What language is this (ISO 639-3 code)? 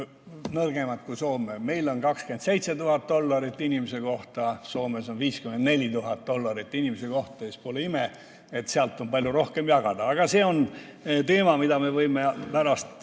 est